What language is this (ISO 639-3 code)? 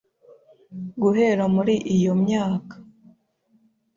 kin